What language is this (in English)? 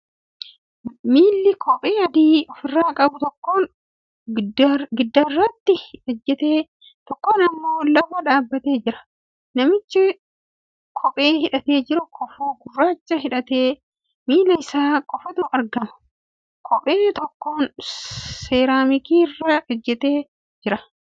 Oromo